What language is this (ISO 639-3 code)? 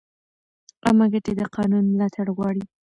pus